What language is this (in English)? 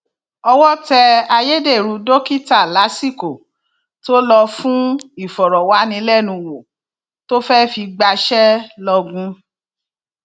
Yoruba